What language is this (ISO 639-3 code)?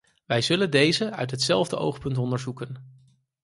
nld